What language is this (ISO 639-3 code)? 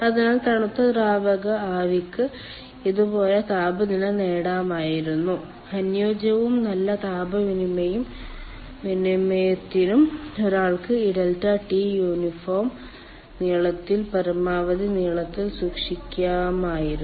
mal